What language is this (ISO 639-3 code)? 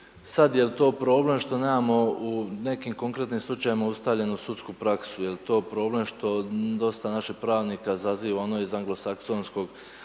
hrv